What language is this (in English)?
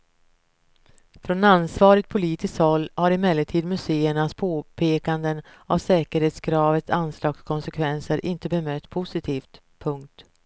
Swedish